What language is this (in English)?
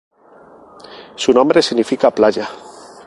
Spanish